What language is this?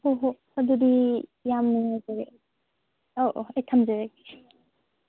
Manipuri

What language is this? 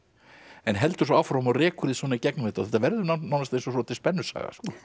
Icelandic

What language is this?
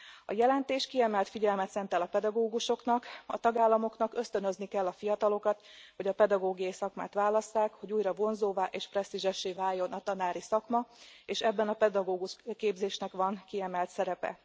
Hungarian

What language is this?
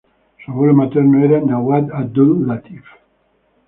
Spanish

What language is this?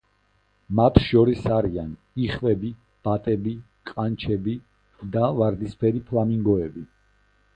Georgian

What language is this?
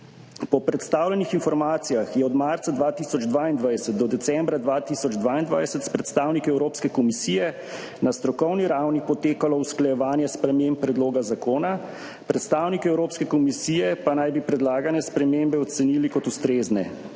Slovenian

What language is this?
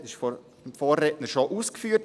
Swiss German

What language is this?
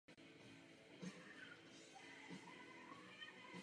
Czech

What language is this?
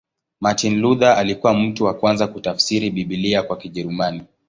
Swahili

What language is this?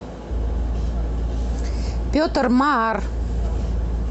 Russian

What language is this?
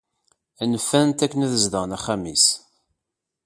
Kabyle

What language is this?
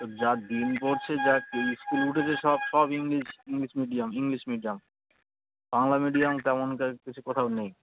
Bangla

